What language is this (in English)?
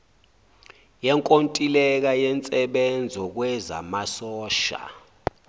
Zulu